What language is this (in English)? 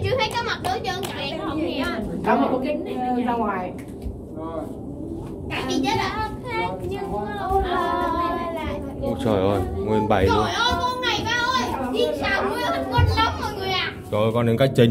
Vietnamese